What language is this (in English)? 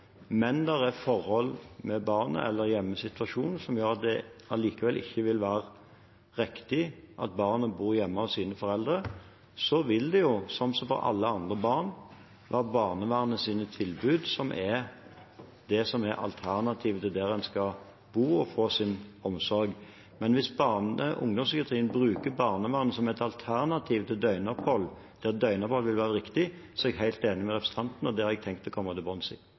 Norwegian Bokmål